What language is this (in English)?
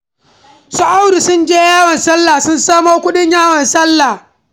Hausa